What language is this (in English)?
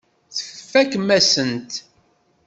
Kabyle